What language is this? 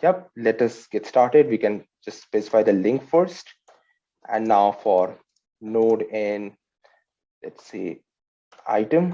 English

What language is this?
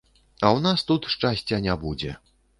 Belarusian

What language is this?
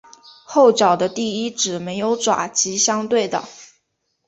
Chinese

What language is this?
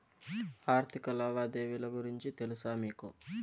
Telugu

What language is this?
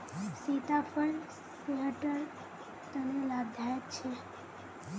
Magahi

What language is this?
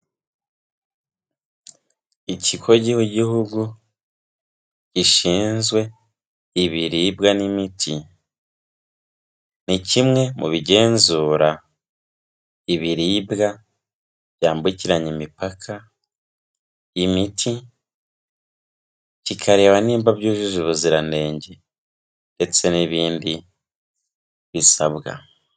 Kinyarwanda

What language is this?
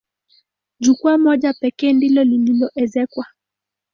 Swahili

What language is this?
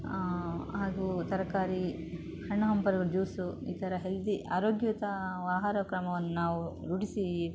Kannada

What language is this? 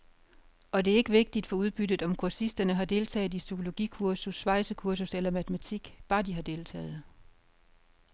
Danish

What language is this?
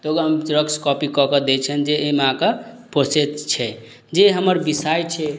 Maithili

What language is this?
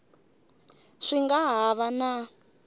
Tsonga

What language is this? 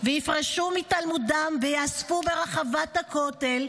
Hebrew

